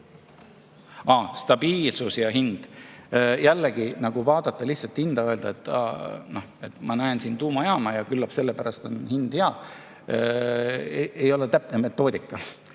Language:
Estonian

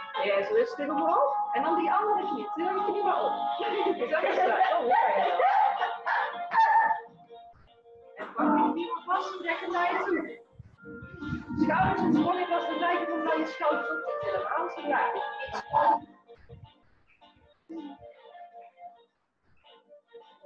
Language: Dutch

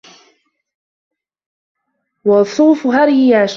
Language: Arabic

